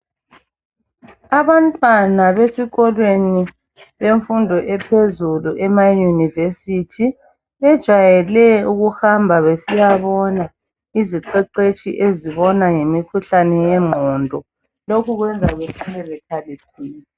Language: North Ndebele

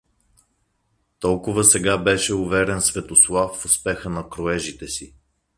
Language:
Bulgarian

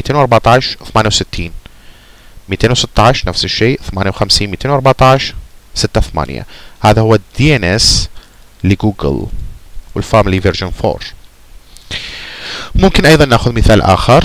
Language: Arabic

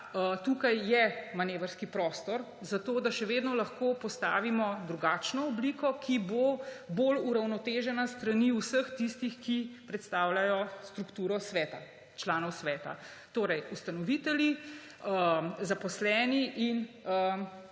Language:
Slovenian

